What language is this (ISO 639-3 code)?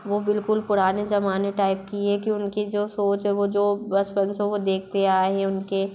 hin